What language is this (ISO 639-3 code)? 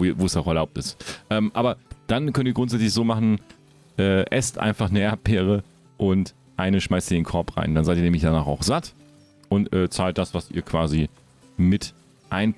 deu